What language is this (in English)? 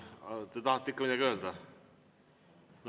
Estonian